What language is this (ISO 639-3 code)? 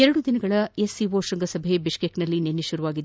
kan